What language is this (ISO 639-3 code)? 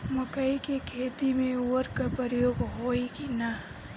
bho